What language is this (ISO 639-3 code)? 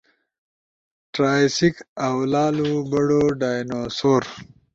ush